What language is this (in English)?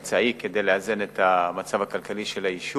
Hebrew